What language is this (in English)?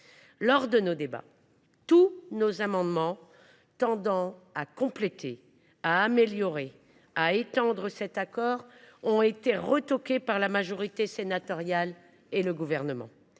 French